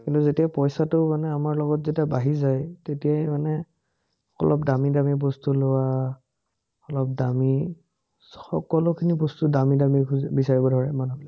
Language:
Assamese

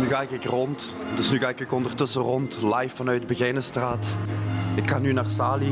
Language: Dutch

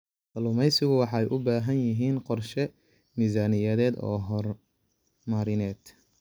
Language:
Somali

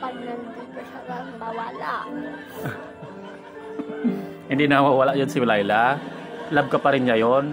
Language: Indonesian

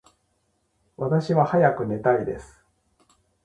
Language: Japanese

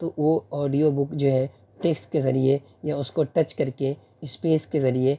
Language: Urdu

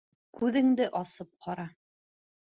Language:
Bashkir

